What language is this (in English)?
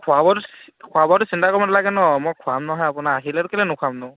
Assamese